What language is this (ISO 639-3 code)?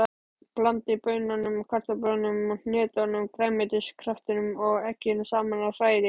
isl